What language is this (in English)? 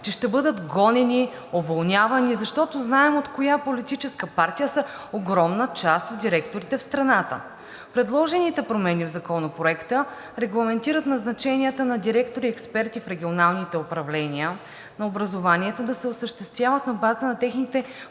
Bulgarian